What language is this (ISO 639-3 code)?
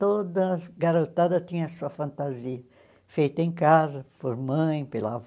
por